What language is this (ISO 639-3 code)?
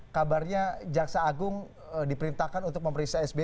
ind